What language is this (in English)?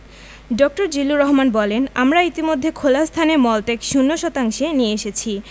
Bangla